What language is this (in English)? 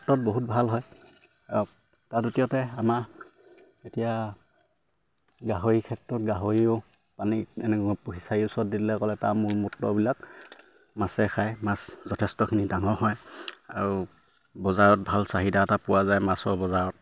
Assamese